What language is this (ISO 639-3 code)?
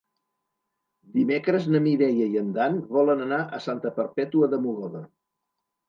cat